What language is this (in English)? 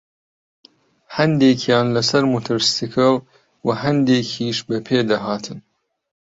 Central Kurdish